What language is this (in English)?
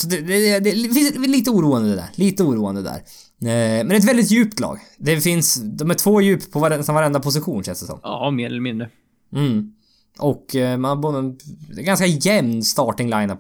Swedish